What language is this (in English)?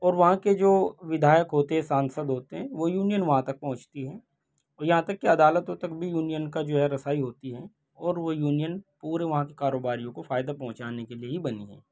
Urdu